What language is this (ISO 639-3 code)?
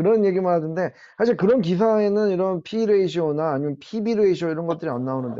kor